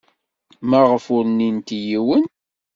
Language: Kabyle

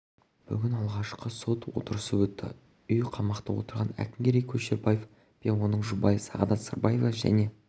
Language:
Kazakh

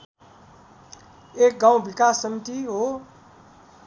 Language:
Nepali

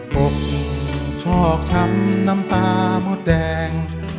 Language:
Thai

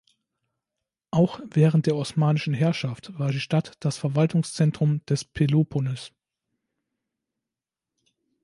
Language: German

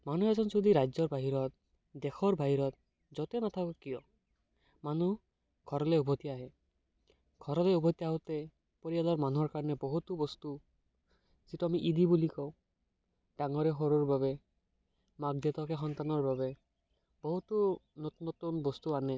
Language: Assamese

